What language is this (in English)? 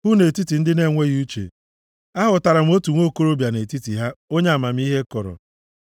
Igbo